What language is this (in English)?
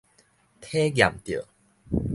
Min Nan Chinese